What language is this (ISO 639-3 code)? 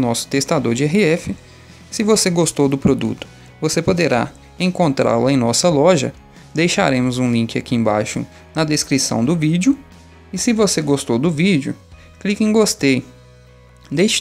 por